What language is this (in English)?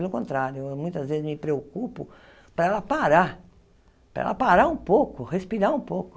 Portuguese